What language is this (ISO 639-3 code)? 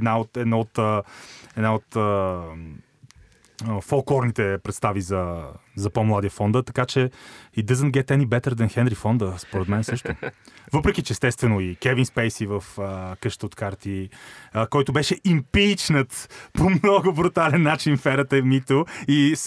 bul